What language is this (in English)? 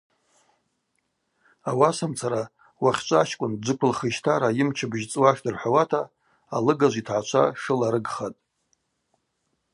Abaza